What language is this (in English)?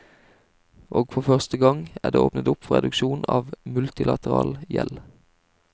Norwegian